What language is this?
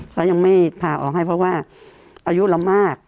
Thai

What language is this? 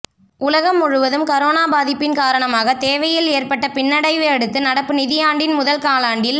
Tamil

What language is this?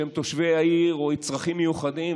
Hebrew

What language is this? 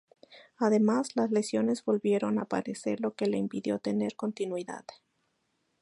Spanish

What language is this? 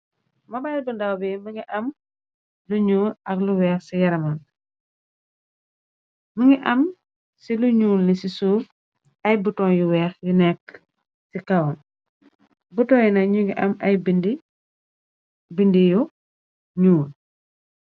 Wolof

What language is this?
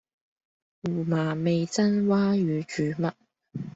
Cantonese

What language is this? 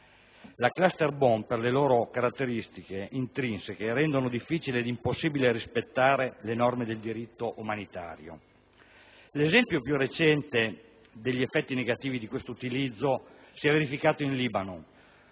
Italian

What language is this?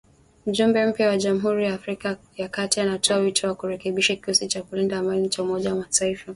Swahili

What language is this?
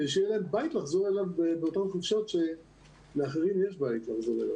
Hebrew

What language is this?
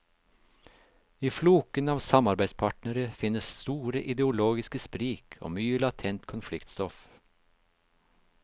Norwegian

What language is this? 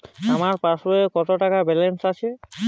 Bangla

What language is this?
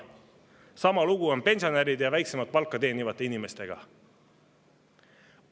Estonian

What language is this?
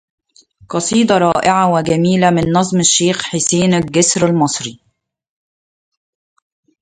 Arabic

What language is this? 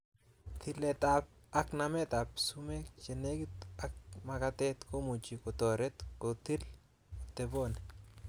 Kalenjin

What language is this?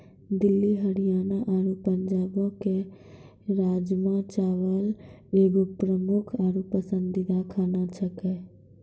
Maithili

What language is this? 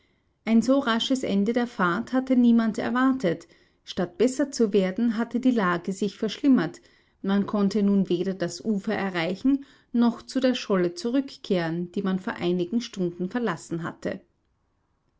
German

